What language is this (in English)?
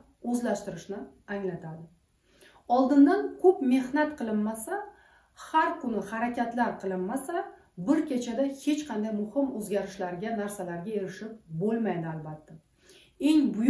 Turkish